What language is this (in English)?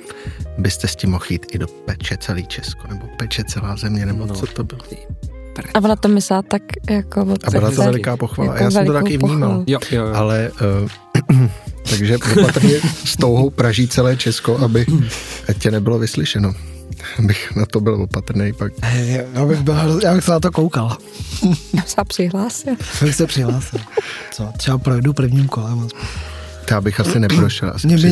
Czech